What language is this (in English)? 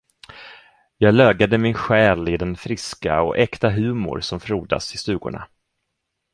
Swedish